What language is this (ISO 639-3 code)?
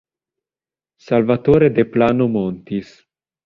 ita